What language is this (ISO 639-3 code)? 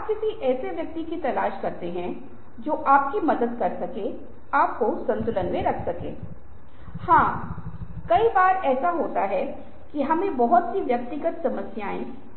hin